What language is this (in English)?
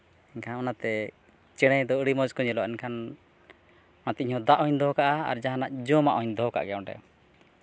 Santali